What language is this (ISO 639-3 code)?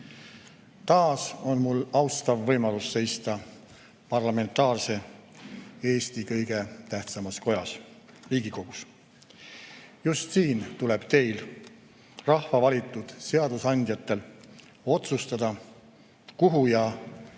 est